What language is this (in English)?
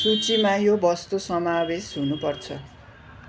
Nepali